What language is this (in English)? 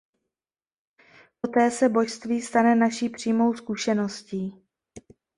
Czech